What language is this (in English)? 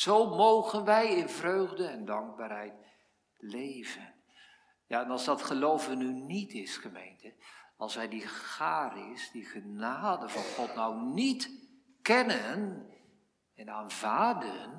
Dutch